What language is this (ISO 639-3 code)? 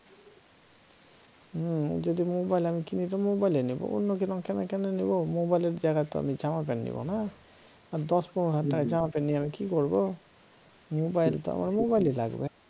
ben